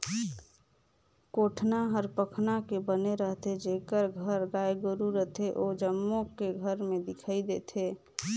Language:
Chhattisgarhi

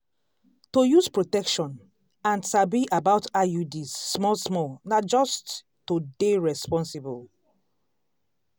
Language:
Nigerian Pidgin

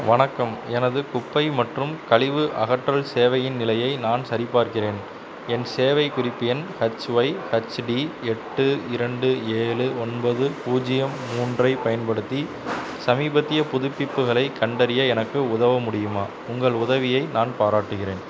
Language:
Tamil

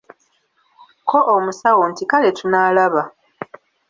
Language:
Ganda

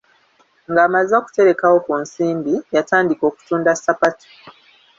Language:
Ganda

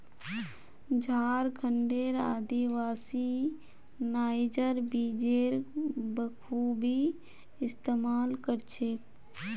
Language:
Magahi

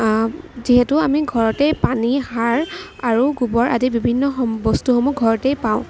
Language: Assamese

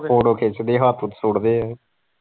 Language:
Punjabi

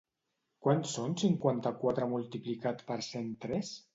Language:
Catalan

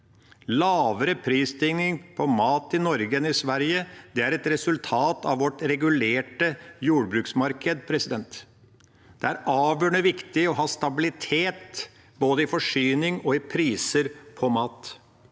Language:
Norwegian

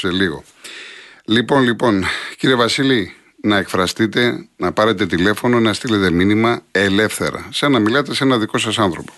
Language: Greek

